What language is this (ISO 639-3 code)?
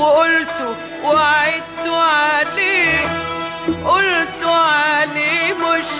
fas